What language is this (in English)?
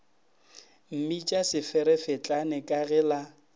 Northern Sotho